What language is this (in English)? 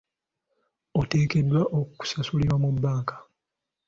Ganda